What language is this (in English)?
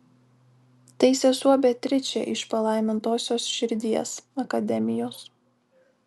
Lithuanian